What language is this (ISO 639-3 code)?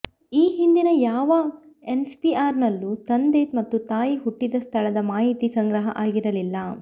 kan